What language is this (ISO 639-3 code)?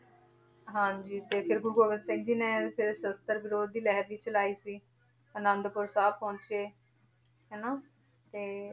pan